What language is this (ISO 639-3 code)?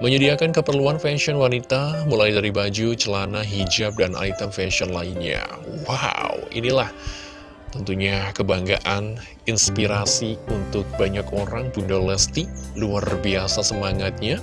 ind